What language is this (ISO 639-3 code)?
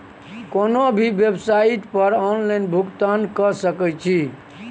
mai